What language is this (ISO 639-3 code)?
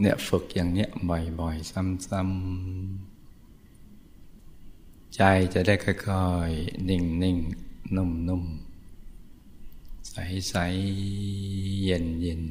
tha